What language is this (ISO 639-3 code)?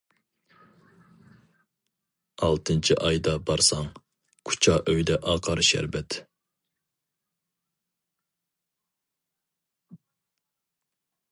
uig